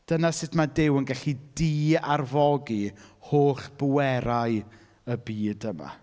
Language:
Welsh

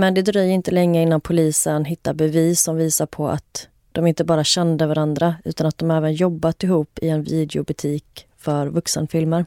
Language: Swedish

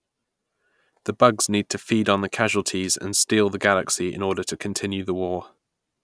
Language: English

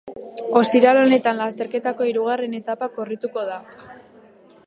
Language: Basque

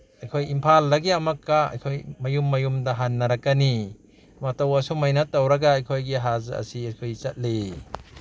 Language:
Manipuri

